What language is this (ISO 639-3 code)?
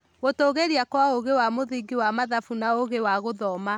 kik